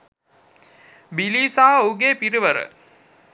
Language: Sinhala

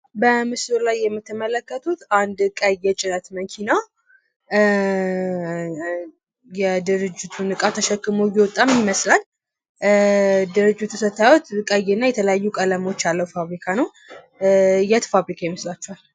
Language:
Amharic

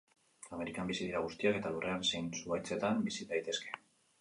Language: Basque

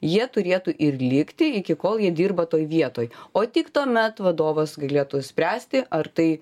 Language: Lithuanian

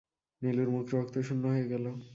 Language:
Bangla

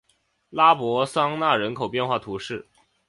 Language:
Chinese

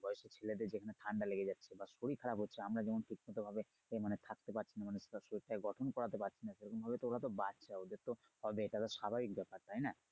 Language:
Bangla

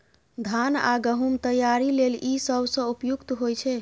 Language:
Maithili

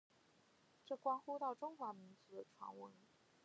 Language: Chinese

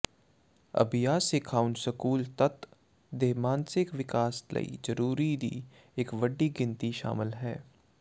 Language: Punjabi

